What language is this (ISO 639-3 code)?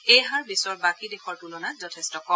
asm